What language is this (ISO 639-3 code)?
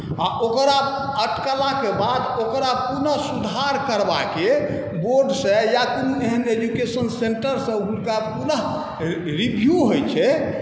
mai